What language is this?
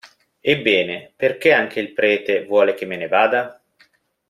Italian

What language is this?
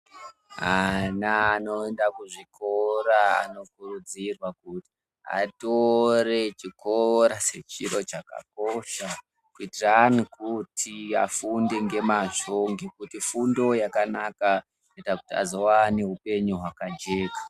Ndau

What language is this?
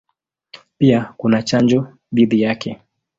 Swahili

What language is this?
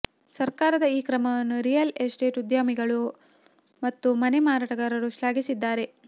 Kannada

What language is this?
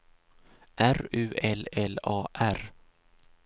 Swedish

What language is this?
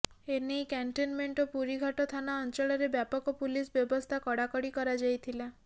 Odia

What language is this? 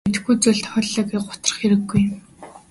Mongolian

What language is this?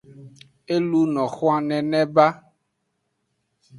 Aja (Benin)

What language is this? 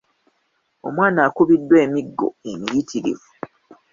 Ganda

